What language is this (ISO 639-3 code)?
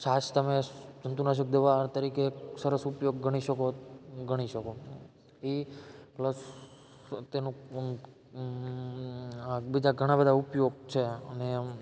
guj